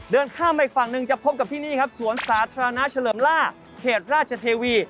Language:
Thai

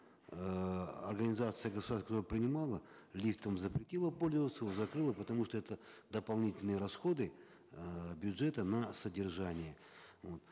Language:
Kazakh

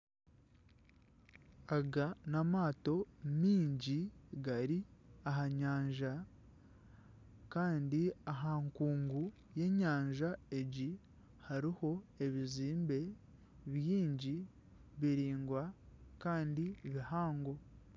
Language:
Nyankole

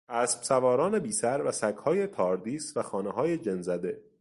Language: Persian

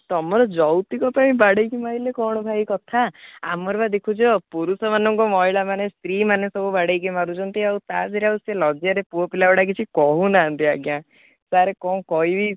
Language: Odia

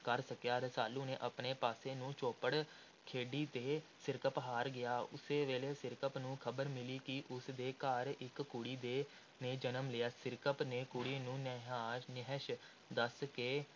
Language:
Punjabi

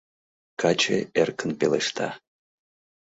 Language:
Mari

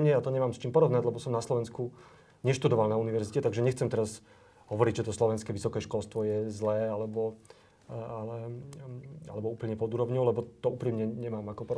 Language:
Slovak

